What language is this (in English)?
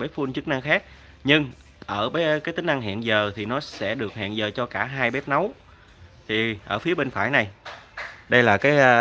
Vietnamese